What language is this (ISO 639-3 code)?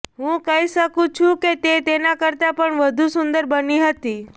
guj